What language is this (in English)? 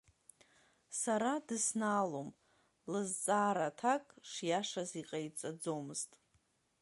Abkhazian